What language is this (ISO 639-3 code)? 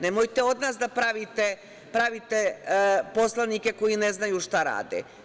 srp